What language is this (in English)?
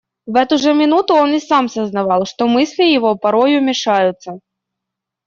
Russian